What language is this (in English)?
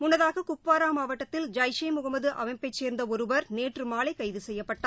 Tamil